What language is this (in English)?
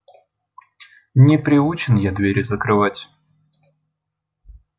Russian